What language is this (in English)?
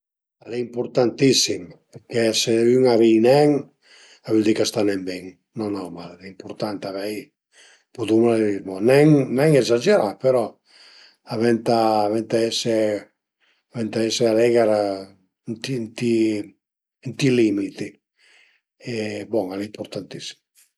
Piedmontese